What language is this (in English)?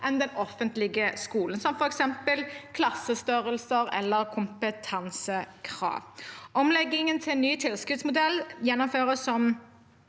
Norwegian